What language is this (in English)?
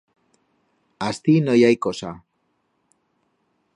Aragonese